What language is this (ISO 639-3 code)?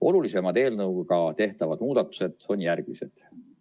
est